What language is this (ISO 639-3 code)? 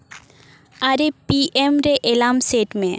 sat